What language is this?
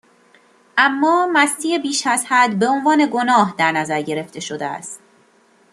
Persian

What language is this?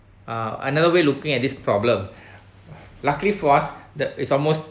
English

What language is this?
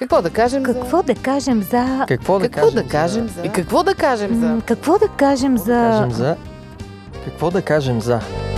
Bulgarian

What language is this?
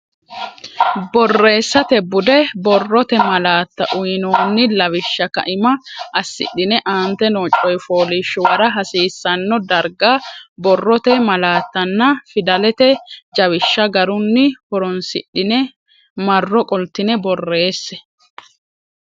Sidamo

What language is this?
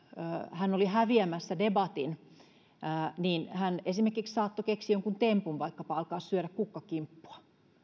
Finnish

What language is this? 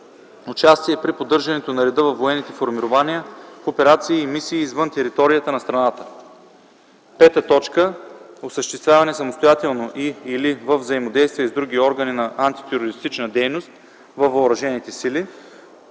Bulgarian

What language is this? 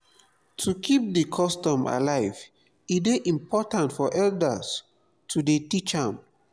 Nigerian Pidgin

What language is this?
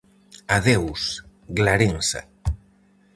Galician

